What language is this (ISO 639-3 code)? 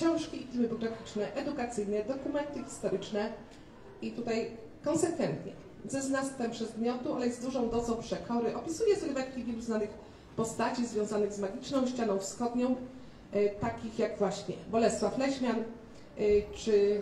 pol